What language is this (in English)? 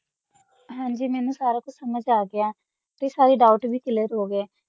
Punjabi